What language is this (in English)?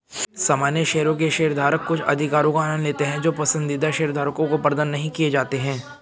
Hindi